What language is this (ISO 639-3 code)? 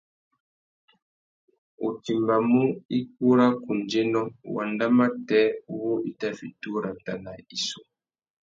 bag